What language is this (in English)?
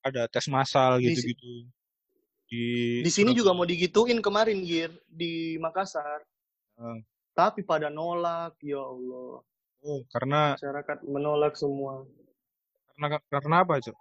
Indonesian